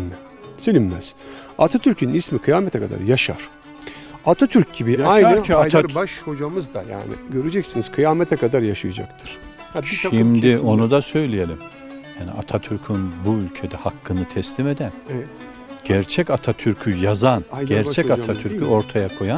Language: Turkish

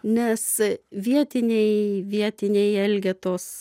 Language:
Lithuanian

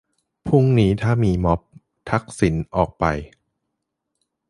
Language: Thai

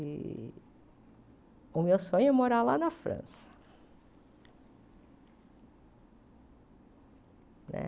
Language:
Portuguese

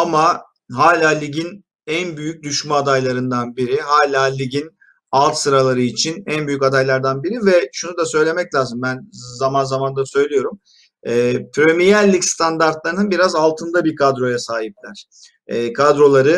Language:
Turkish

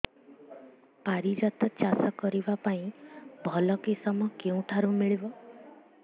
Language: Odia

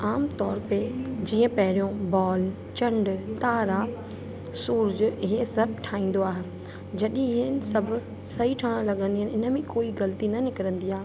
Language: Sindhi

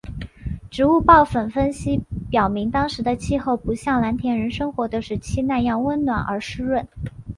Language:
Chinese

